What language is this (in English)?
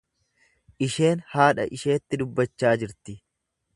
Oromo